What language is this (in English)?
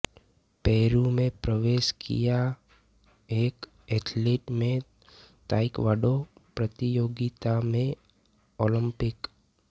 Hindi